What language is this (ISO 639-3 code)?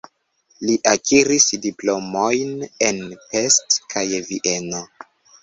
epo